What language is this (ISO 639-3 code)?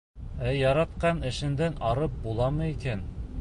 bak